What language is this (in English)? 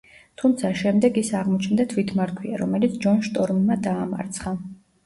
Georgian